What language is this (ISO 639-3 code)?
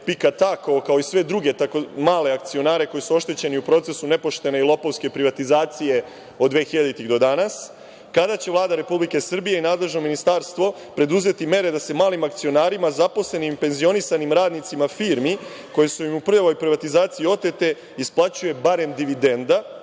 srp